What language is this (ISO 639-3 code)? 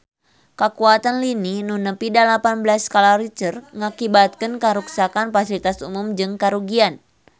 sun